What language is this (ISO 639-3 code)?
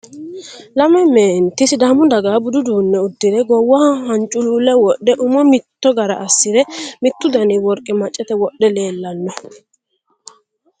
sid